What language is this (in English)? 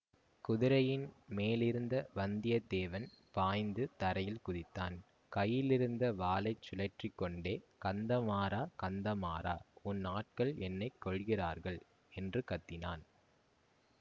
Tamil